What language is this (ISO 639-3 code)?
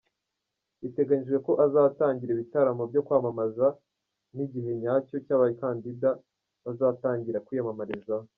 kin